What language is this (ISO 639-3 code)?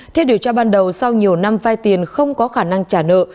vie